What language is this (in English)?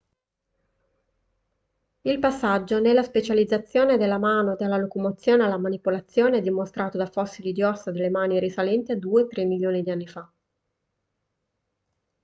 Italian